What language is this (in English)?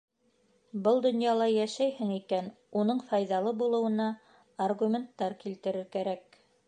Bashkir